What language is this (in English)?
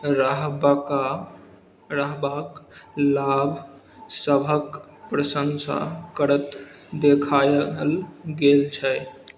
Maithili